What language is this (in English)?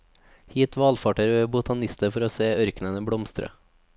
Norwegian